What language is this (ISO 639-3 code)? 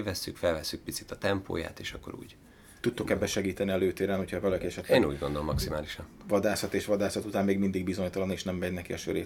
hun